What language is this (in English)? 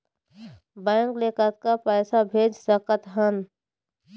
Chhattisgarhi